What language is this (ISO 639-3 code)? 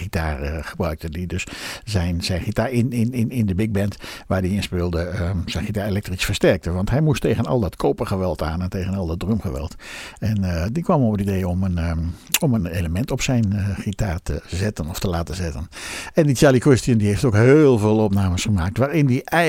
nld